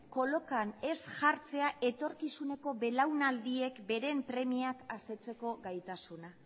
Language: Basque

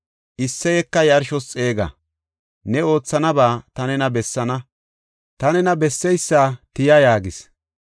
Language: Gofa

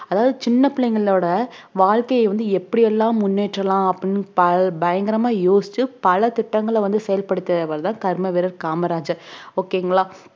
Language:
Tamil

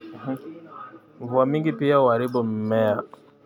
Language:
Kalenjin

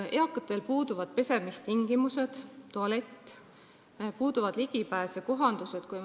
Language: Estonian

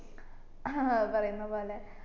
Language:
Malayalam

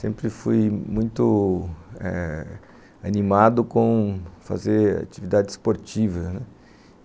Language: Portuguese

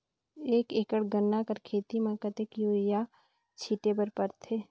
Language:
Chhattisgarhi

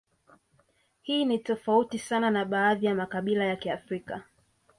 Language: Swahili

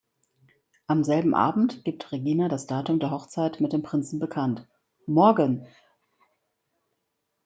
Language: German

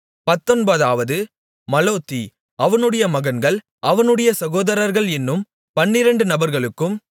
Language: Tamil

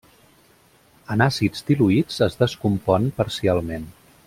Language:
Catalan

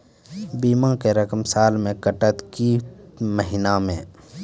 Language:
Maithili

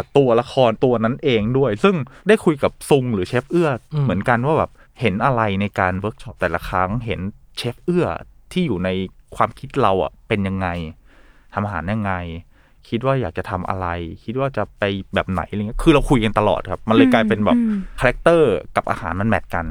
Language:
Thai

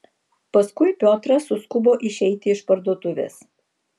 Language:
Lithuanian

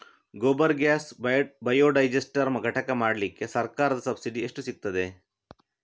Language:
Kannada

